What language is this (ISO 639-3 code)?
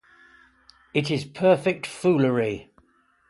eng